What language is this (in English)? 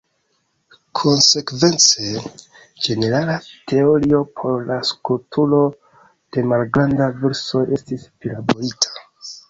Esperanto